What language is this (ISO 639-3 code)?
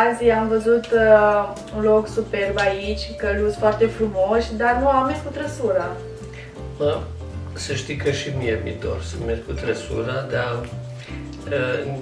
ron